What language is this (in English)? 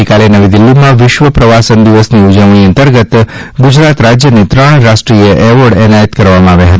Gujarati